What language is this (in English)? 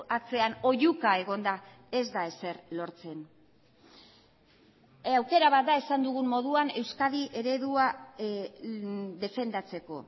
Basque